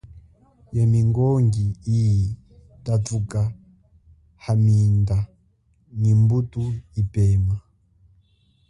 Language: Chokwe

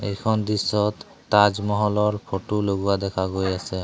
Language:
Assamese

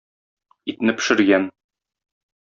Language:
Tatar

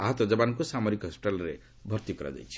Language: Odia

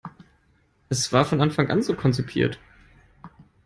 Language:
German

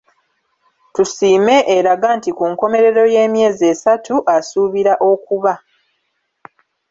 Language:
Ganda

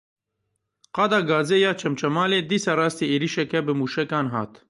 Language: Kurdish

